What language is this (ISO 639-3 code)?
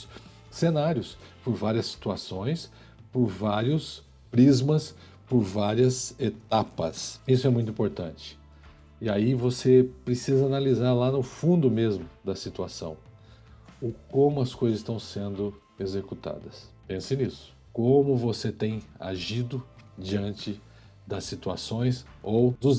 por